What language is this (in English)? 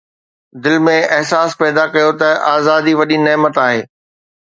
Sindhi